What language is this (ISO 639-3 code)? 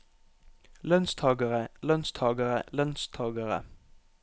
nor